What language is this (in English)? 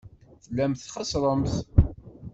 Kabyle